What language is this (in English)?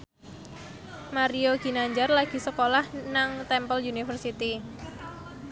Javanese